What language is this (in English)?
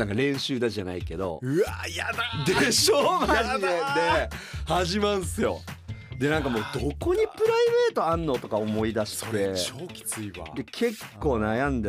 Japanese